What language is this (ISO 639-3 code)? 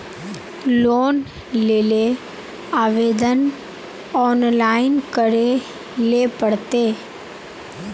mag